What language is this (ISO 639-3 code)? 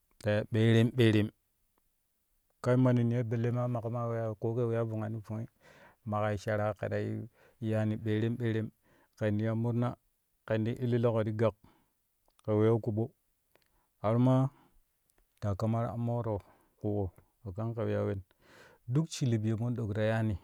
kuh